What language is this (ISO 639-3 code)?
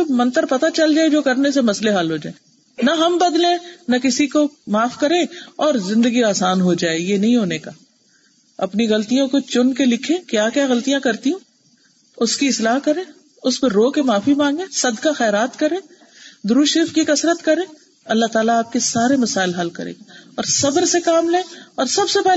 urd